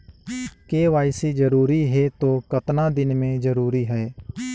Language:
Chhattisgarhi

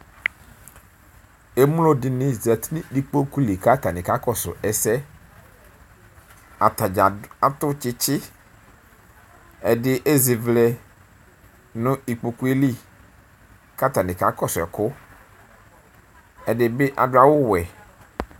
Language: Ikposo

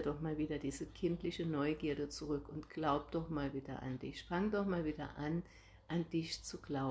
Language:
German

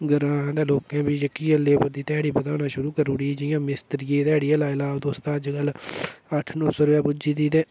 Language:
Dogri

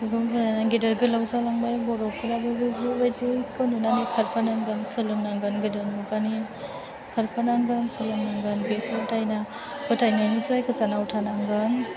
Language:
Bodo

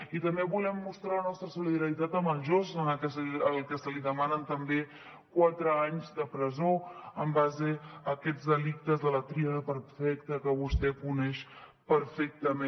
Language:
Catalan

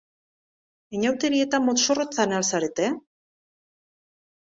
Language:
Basque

